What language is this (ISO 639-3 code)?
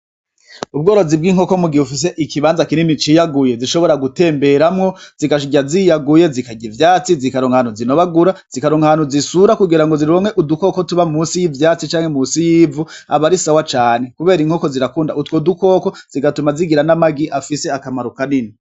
run